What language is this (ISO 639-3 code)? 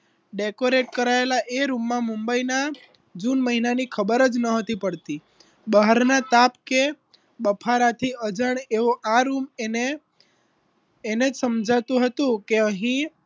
guj